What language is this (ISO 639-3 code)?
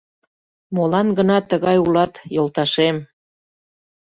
chm